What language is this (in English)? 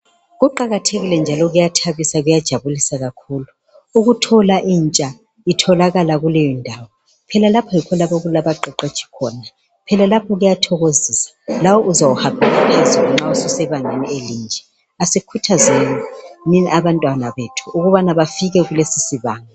North Ndebele